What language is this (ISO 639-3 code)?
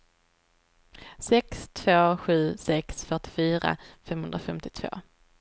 swe